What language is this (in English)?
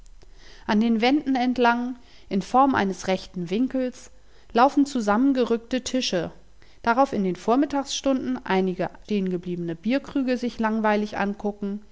German